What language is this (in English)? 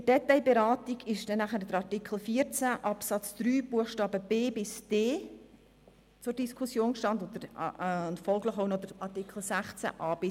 Swiss German